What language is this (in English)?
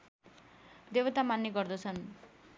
Nepali